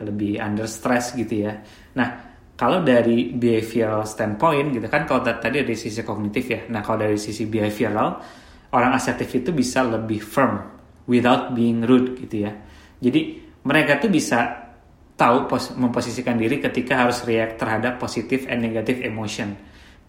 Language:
Indonesian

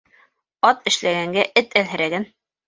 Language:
Bashkir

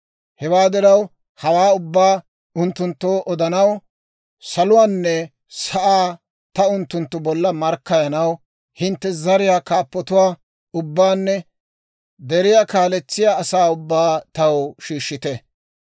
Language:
Dawro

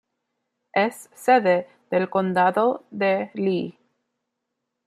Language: Spanish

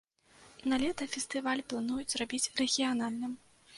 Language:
Belarusian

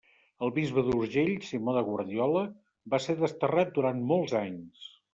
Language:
Catalan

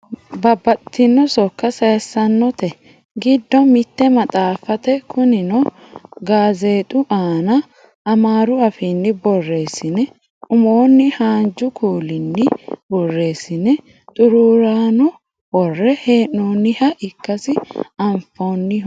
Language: Sidamo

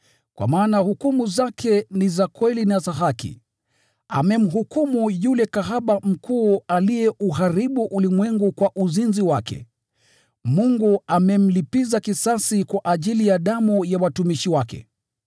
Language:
Swahili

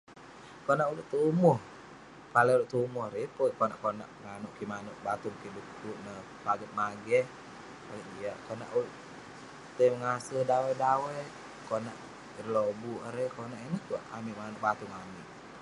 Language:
Western Penan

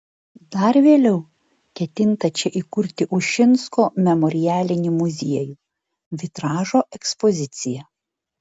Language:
Lithuanian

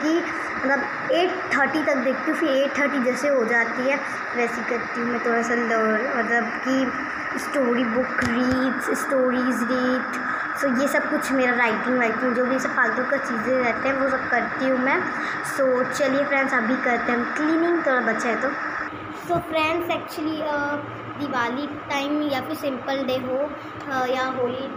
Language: Hindi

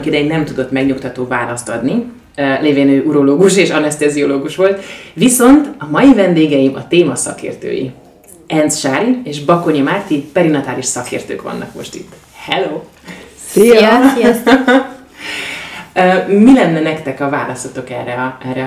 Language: Hungarian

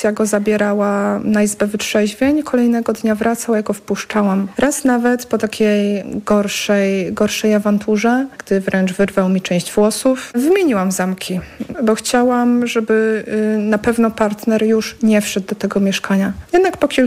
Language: Polish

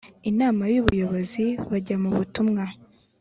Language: Kinyarwanda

